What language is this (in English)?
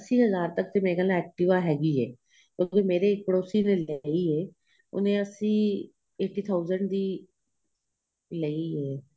Punjabi